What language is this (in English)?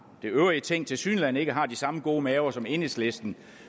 Danish